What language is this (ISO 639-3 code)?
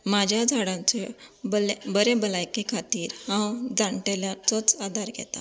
kok